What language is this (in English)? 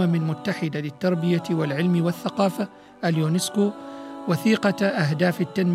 Arabic